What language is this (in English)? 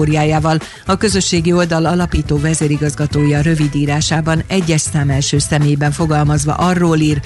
Hungarian